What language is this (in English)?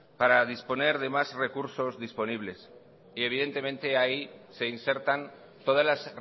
Spanish